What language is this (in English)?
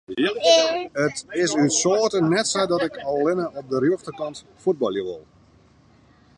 Western Frisian